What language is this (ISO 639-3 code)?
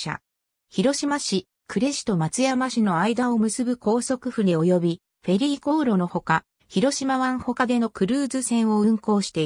jpn